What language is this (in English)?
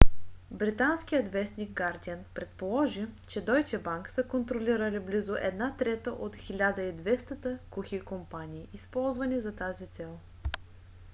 Bulgarian